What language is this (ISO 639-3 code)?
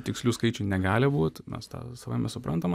lit